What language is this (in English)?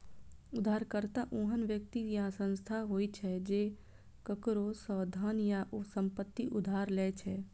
Maithili